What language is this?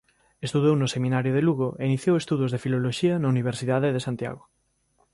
Galician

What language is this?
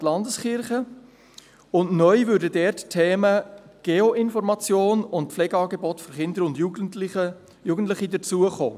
Swiss German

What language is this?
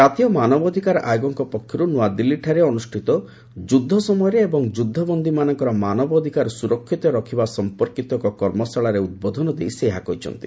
Odia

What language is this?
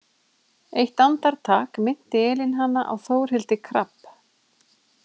Icelandic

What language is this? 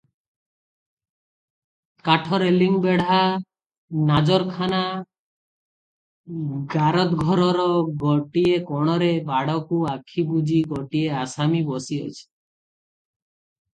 Odia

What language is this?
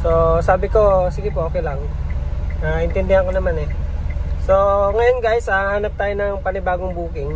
Filipino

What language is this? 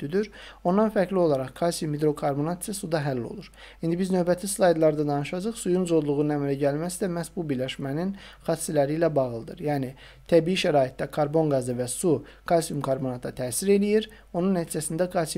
Turkish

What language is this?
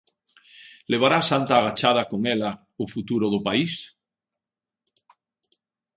Galician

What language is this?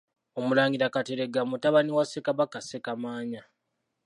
Ganda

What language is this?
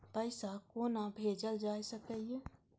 Maithili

